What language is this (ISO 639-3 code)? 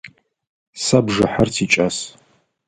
ady